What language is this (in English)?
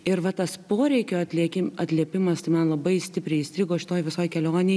Lithuanian